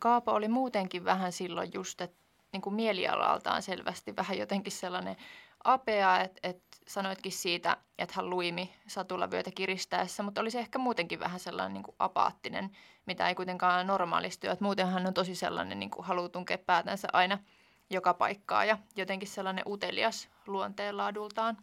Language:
Finnish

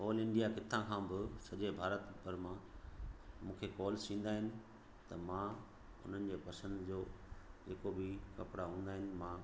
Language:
Sindhi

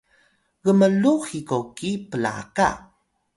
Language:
Atayal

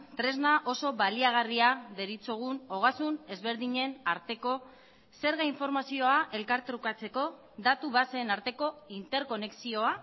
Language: Basque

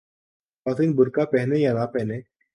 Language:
Urdu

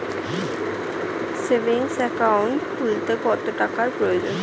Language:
Bangla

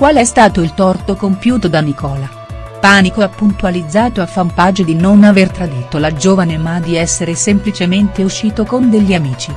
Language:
Italian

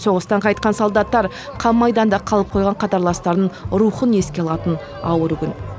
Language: Kazakh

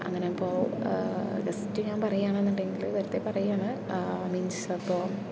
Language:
Malayalam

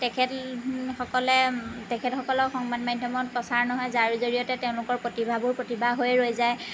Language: Assamese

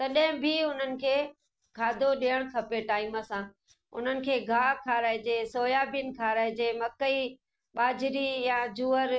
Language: Sindhi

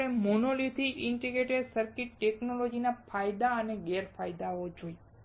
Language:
Gujarati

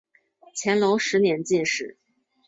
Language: Chinese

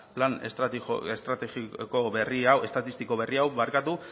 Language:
Basque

